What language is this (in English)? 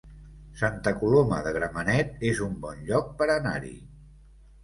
Catalan